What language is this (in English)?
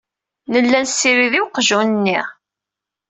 Kabyle